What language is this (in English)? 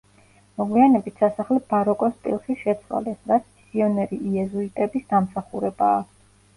Georgian